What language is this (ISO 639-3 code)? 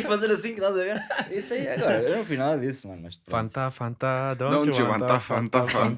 por